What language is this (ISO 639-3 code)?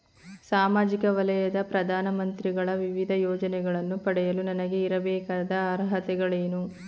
kan